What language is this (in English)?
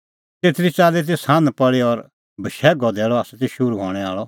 Kullu Pahari